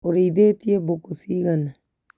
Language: Kikuyu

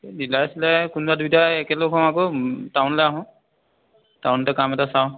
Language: Assamese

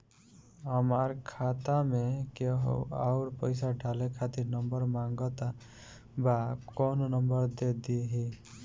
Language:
Bhojpuri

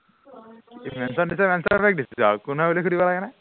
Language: Assamese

